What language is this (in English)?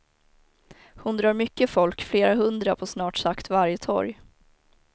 Swedish